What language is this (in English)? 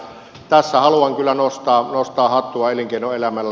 Finnish